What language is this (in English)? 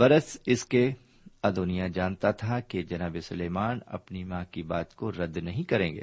Urdu